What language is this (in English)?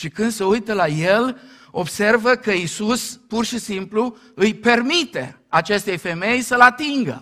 Romanian